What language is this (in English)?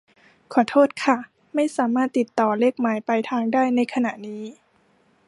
Thai